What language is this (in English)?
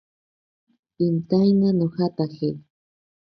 Ashéninka Perené